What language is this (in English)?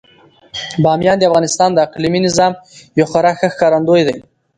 Pashto